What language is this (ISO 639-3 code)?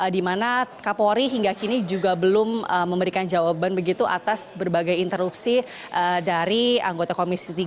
ind